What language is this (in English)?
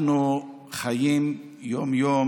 Hebrew